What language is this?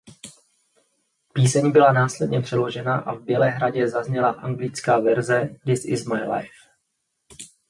Czech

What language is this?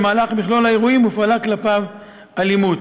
Hebrew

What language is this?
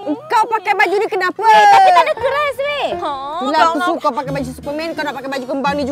Malay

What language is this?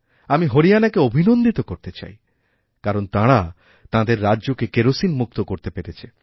Bangla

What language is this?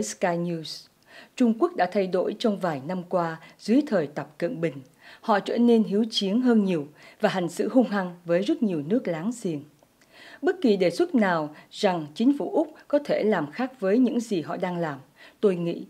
Vietnamese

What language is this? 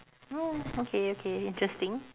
English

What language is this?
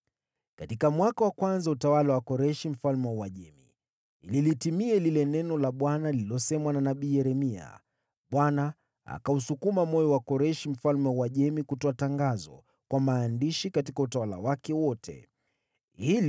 Swahili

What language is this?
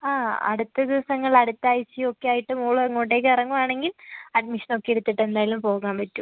Malayalam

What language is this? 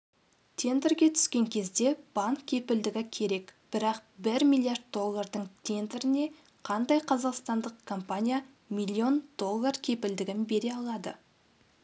Kazakh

